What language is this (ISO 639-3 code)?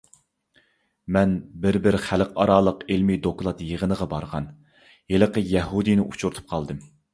uig